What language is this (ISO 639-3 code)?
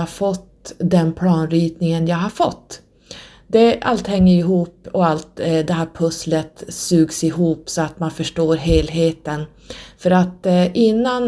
swe